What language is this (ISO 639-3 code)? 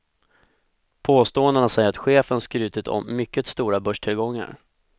swe